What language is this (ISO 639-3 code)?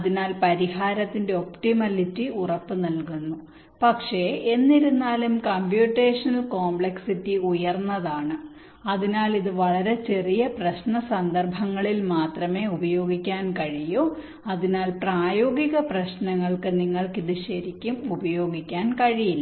mal